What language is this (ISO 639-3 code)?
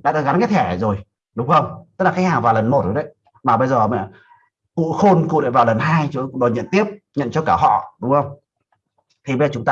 vie